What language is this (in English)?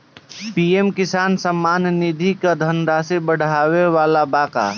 Bhojpuri